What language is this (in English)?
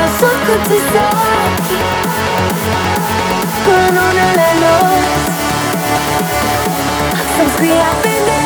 Romanian